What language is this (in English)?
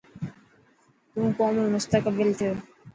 Dhatki